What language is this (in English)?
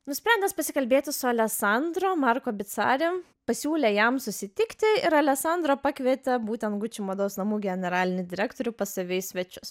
Lithuanian